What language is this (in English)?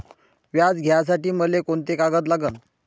Marathi